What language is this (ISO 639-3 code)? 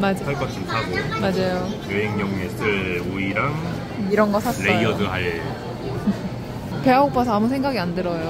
kor